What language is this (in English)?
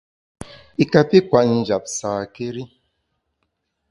Bamun